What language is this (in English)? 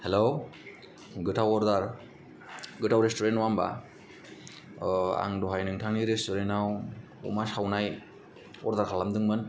Bodo